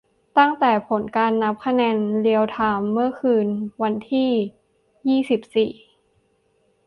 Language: Thai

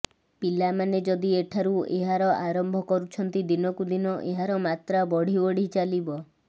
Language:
Odia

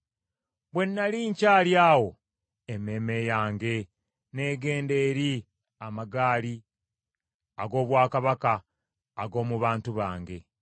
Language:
Ganda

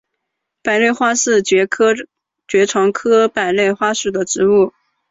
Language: Chinese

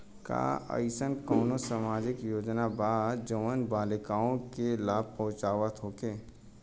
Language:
Bhojpuri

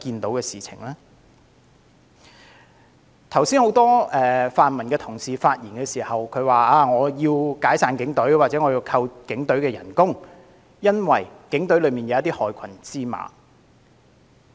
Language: Cantonese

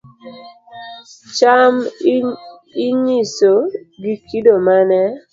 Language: Luo (Kenya and Tanzania)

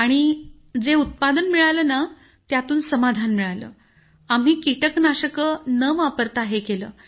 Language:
Marathi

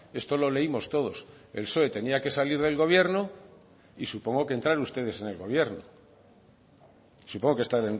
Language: Spanish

